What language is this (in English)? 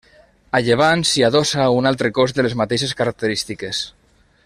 Catalan